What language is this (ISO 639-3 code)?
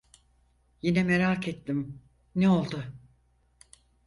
tur